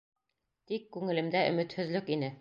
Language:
Bashkir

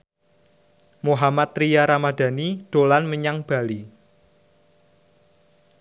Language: Javanese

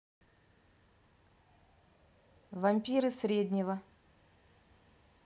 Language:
Russian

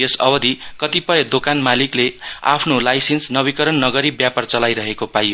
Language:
Nepali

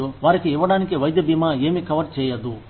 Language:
Telugu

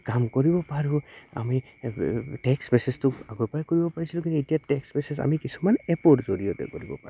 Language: Assamese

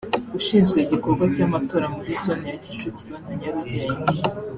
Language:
Kinyarwanda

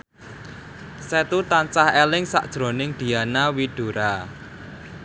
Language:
Javanese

